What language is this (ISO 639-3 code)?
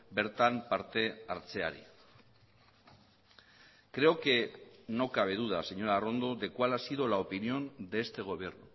spa